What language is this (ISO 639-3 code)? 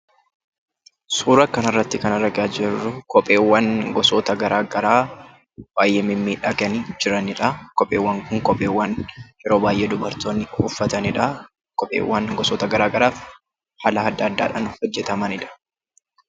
orm